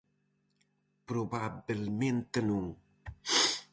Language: Galician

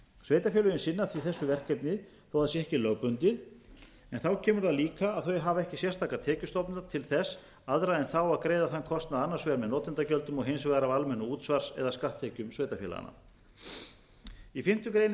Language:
Icelandic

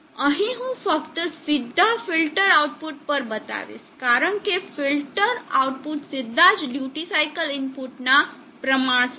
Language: Gujarati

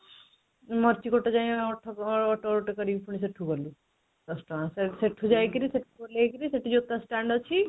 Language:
Odia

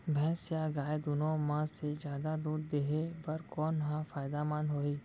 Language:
Chhattisgarhi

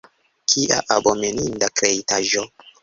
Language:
Esperanto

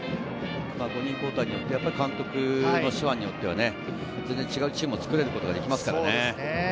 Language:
Japanese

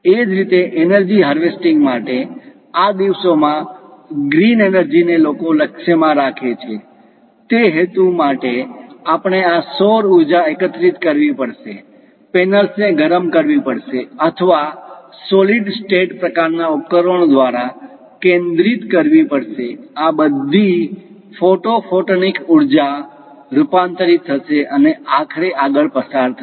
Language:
Gujarati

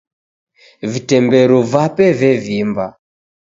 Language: Taita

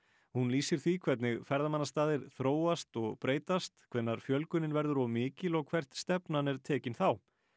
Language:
Icelandic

